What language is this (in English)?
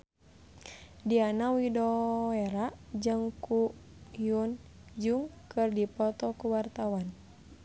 Sundanese